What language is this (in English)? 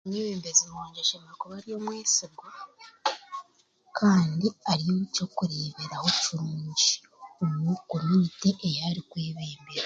Chiga